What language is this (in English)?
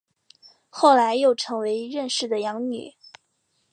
Chinese